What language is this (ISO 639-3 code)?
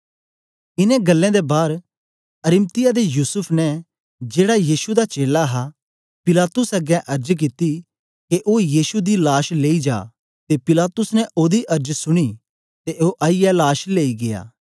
doi